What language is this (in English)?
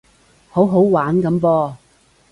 Cantonese